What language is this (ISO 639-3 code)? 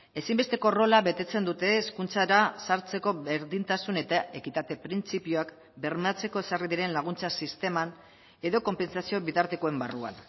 eus